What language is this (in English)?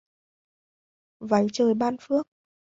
Vietnamese